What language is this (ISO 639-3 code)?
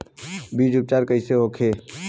bho